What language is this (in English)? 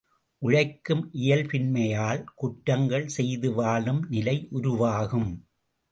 Tamil